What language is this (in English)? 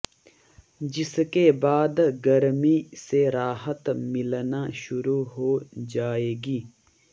Hindi